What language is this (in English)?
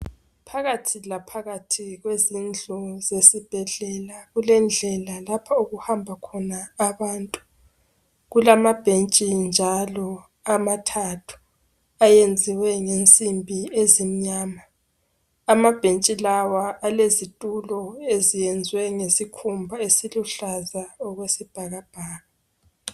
North Ndebele